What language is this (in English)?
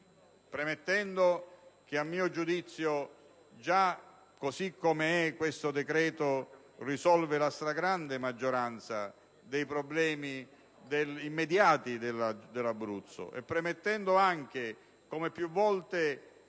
Italian